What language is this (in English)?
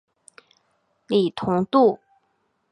Chinese